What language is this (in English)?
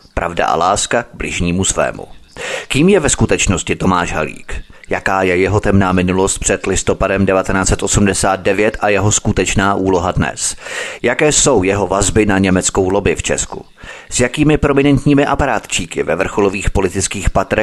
Czech